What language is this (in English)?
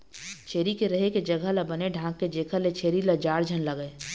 Chhattisgarhi